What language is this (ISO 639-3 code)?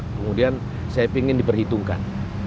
ind